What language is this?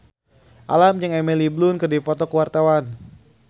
Sundanese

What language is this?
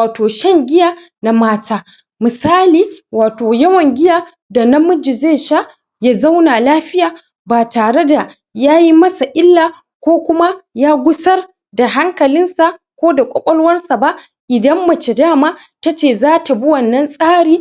Hausa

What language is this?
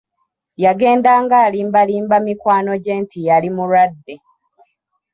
Ganda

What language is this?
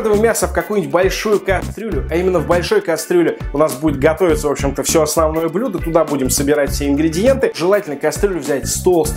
Russian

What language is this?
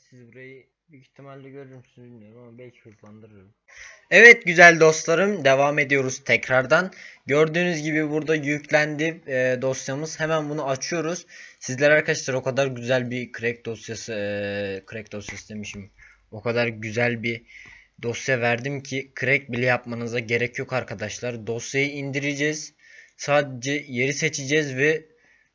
Turkish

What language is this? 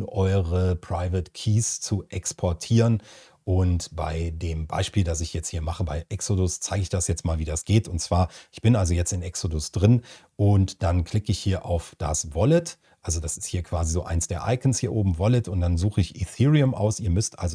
German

